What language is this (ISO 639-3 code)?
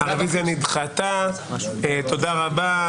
heb